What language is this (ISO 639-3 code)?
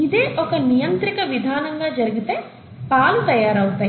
tel